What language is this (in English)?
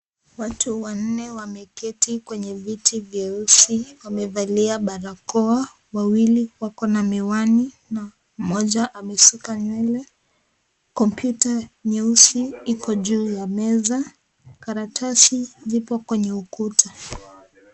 Swahili